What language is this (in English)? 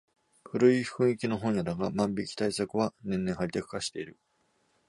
Japanese